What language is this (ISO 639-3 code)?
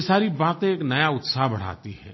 hin